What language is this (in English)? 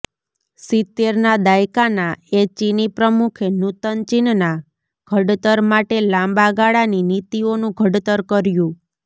Gujarati